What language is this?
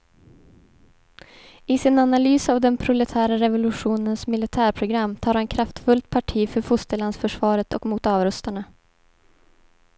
Swedish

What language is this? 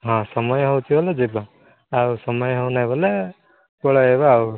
Odia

